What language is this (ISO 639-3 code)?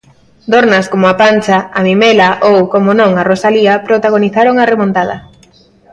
glg